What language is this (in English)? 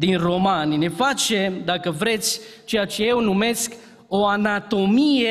Romanian